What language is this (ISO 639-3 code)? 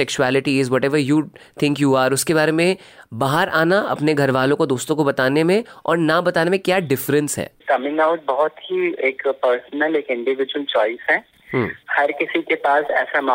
hin